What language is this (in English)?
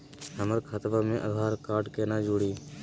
Magahi